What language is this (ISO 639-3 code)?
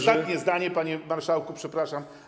pol